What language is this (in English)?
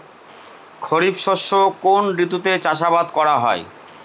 Bangla